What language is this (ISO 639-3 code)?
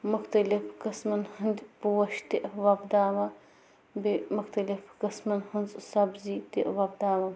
kas